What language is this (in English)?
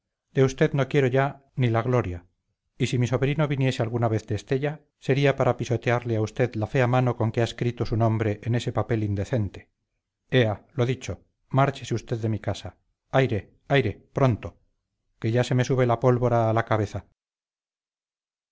Spanish